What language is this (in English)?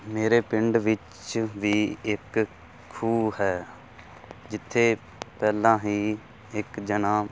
Punjabi